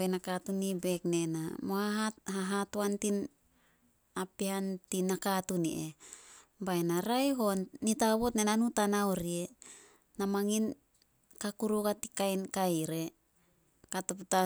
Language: Solos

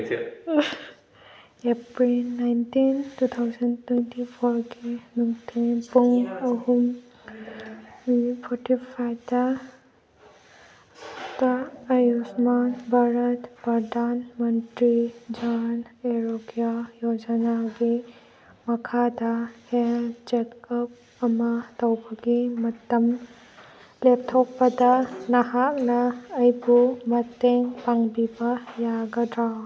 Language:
Manipuri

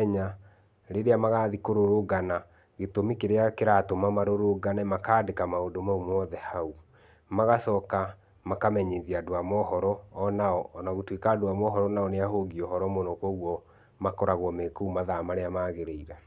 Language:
Kikuyu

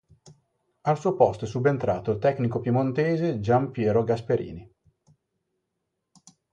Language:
Italian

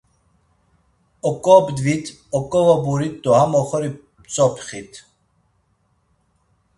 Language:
Laz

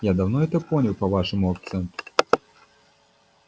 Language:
Russian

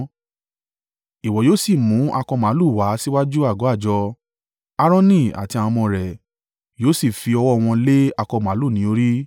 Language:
Yoruba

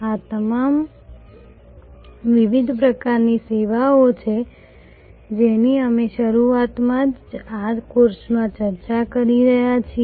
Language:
Gujarati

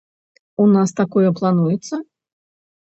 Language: Belarusian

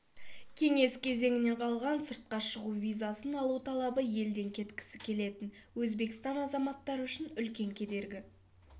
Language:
Kazakh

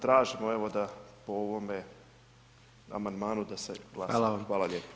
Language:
Croatian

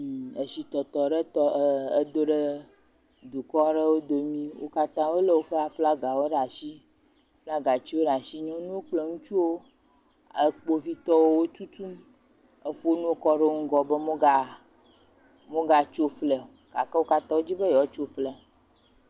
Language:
Ewe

